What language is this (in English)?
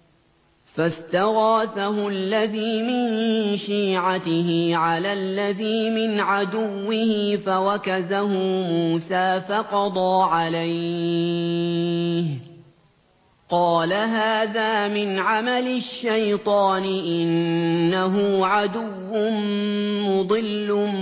Arabic